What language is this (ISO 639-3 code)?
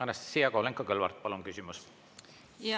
est